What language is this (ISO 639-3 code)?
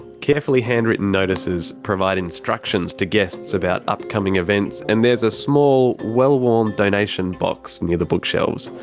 eng